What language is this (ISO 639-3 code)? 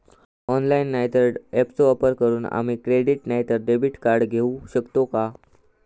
mar